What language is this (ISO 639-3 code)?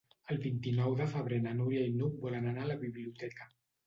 cat